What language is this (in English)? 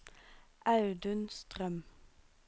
Norwegian